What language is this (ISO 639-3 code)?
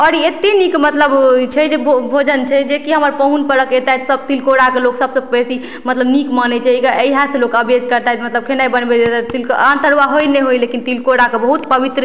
mai